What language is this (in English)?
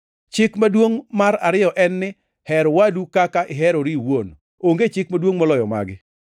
Luo (Kenya and Tanzania)